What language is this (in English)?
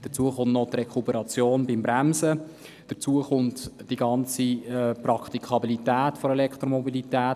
Swiss German